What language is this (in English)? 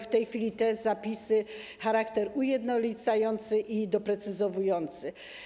Polish